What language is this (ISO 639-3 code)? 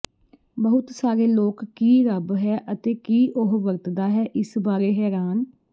pan